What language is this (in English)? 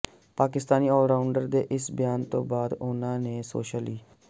Punjabi